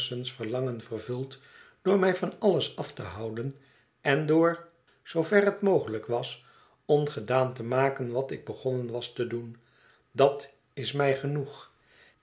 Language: Dutch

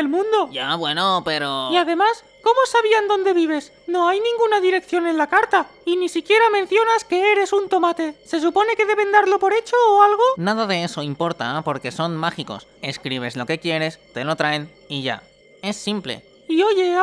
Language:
Spanish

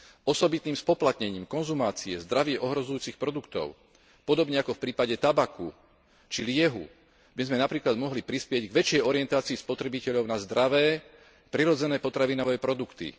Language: Slovak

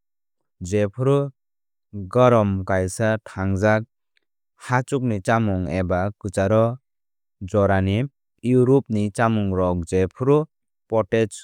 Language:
Kok Borok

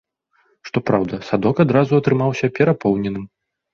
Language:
Belarusian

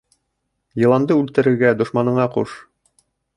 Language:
Bashkir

